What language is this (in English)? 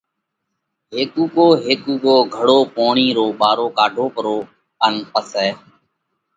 Parkari Koli